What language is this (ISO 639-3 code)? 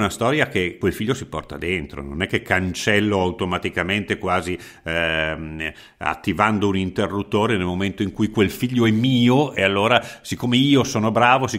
ita